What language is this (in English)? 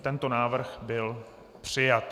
Czech